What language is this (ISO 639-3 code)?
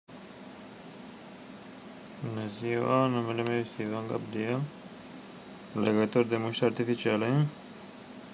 ron